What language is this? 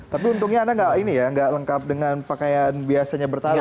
Indonesian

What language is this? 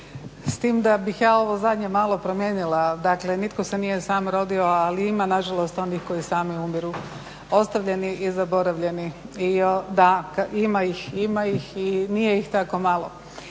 Croatian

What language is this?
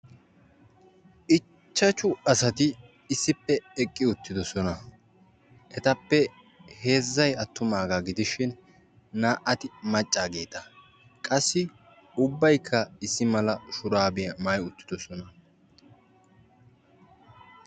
Wolaytta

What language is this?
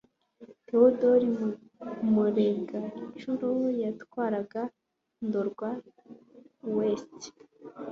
Kinyarwanda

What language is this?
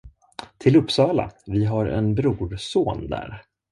Swedish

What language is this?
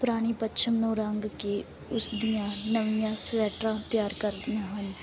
Punjabi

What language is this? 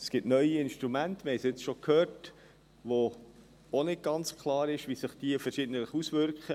Swiss German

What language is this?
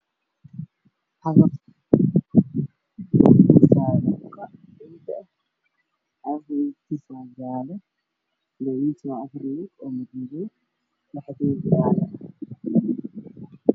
Somali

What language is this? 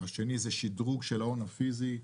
Hebrew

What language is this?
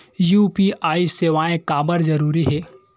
Chhattisgarhi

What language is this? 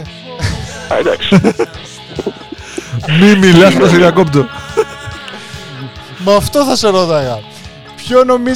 Greek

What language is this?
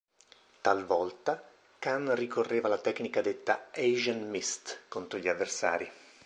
Italian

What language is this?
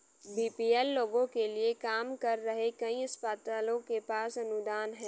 Hindi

